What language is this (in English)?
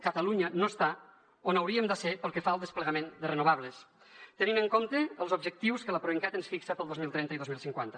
Catalan